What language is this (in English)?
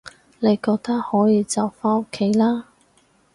Cantonese